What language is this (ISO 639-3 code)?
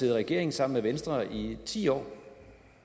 dan